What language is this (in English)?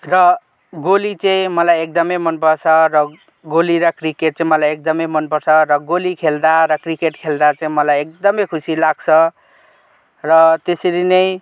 Nepali